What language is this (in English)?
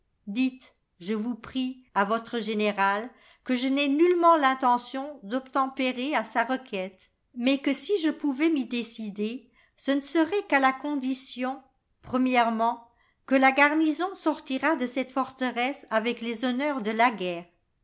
French